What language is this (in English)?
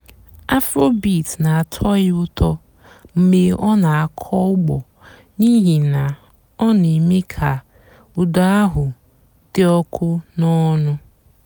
Igbo